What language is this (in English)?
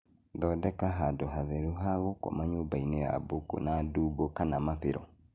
Kikuyu